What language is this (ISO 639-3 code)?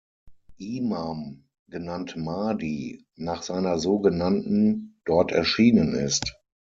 deu